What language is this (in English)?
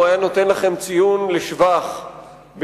Hebrew